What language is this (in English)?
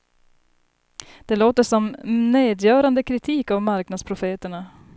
Swedish